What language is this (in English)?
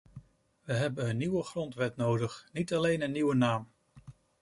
Dutch